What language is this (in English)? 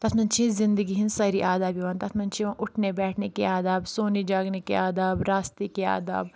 Kashmiri